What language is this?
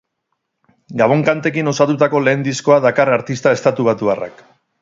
Basque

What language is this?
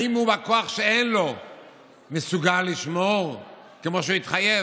Hebrew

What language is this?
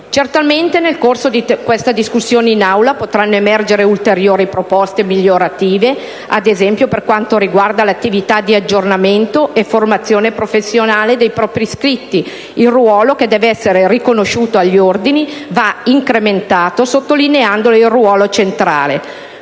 Italian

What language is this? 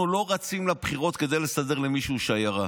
Hebrew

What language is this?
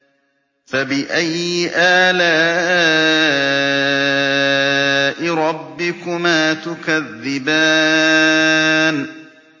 Arabic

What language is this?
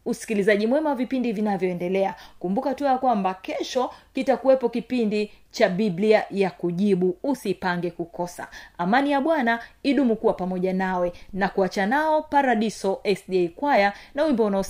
Swahili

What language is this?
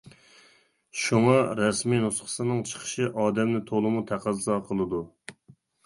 Uyghur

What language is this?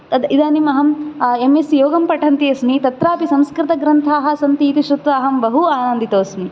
Sanskrit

